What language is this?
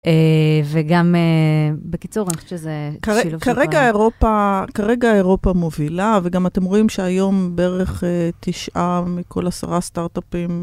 Hebrew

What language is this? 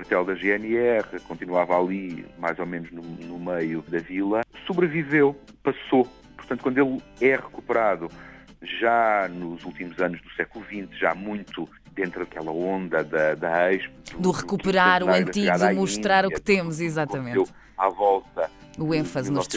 Portuguese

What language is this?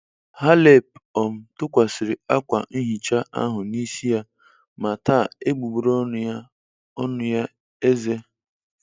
Igbo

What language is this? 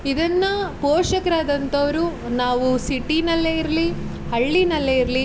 Kannada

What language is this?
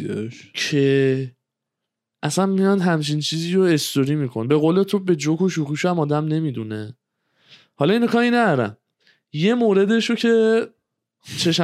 Persian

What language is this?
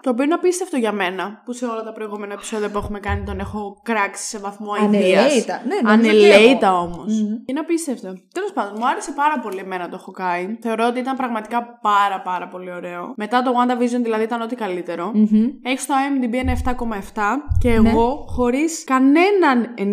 Greek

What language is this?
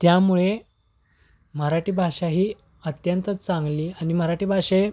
Marathi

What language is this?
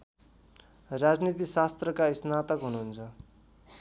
Nepali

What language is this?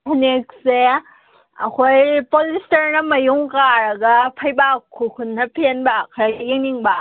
Manipuri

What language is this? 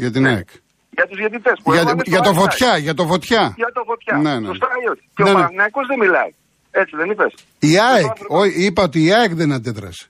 Greek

